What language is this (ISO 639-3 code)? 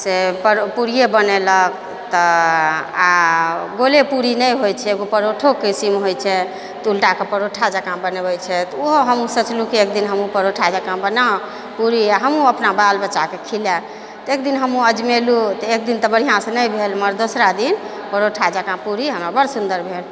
mai